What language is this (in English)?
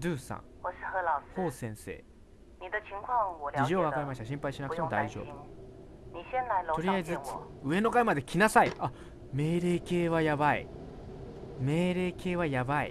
Japanese